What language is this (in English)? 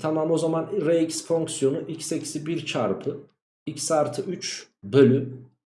Turkish